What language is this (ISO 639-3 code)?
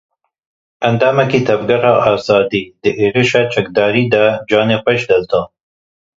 kur